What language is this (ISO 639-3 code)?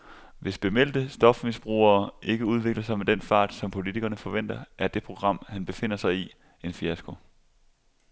dan